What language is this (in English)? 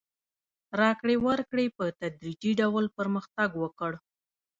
Pashto